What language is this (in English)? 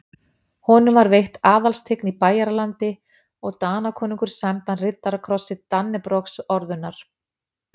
Icelandic